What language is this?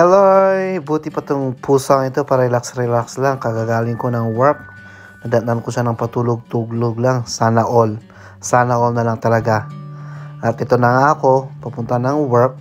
Filipino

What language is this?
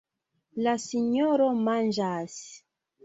Esperanto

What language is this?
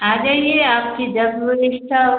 Hindi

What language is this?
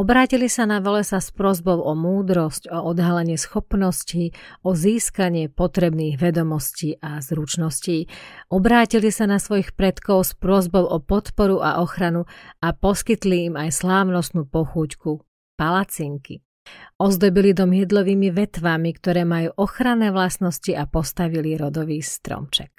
Slovak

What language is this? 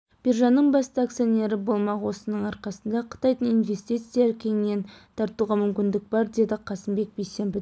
Kazakh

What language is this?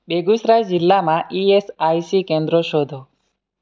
Gujarati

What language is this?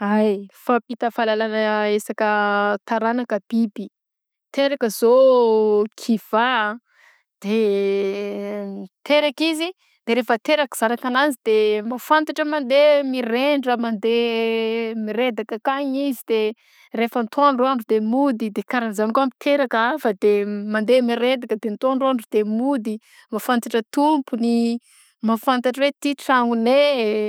Southern Betsimisaraka Malagasy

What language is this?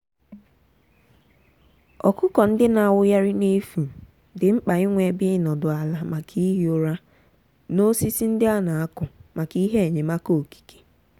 Igbo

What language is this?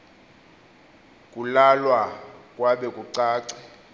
Xhosa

